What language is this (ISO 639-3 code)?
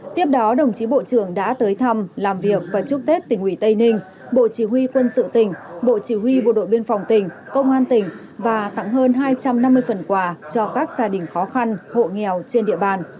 vie